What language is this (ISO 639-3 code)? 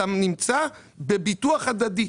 heb